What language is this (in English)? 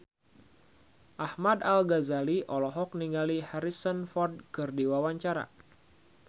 Sundanese